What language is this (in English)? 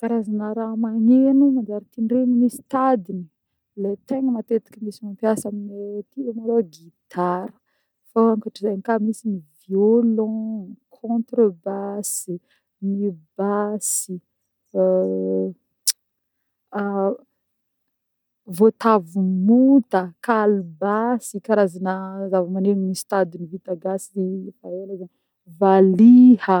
Northern Betsimisaraka Malagasy